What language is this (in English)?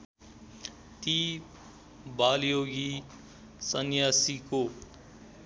Nepali